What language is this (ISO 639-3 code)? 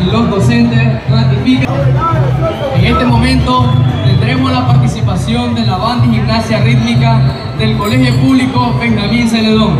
spa